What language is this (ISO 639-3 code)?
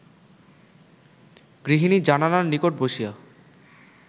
ben